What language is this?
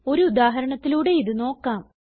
Malayalam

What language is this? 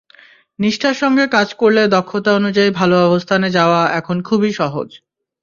Bangla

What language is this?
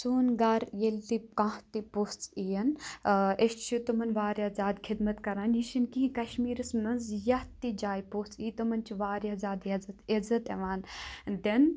Kashmiri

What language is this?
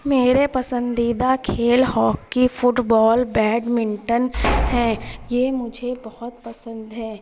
Urdu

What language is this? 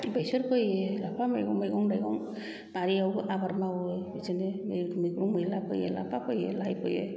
Bodo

